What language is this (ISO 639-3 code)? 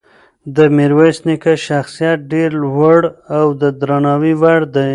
pus